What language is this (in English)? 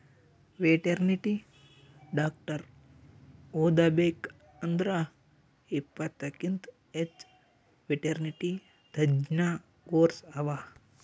Kannada